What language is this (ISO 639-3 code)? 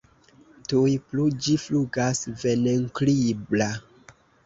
epo